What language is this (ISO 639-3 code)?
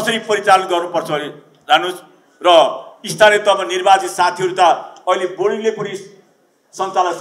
ron